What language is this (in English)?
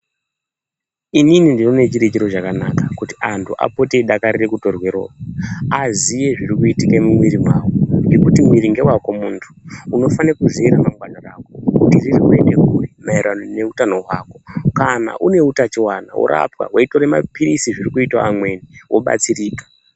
Ndau